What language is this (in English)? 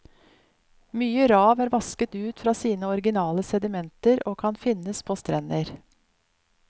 Norwegian